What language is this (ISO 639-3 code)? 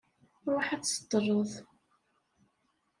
kab